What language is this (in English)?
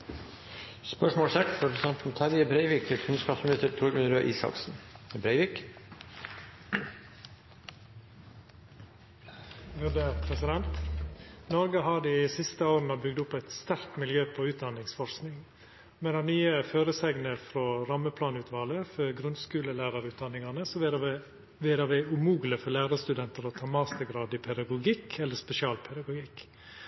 Norwegian Nynorsk